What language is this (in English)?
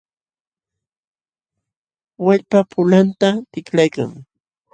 Jauja Wanca Quechua